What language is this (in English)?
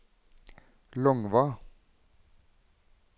Norwegian